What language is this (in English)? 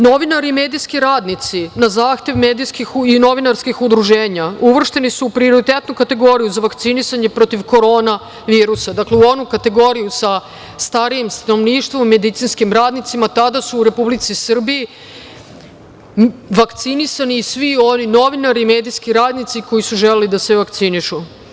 Serbian